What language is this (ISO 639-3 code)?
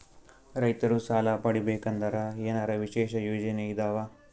kan